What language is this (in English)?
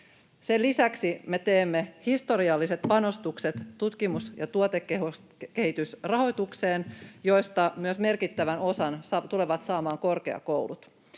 Finnish